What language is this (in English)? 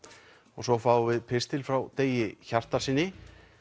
Icelandic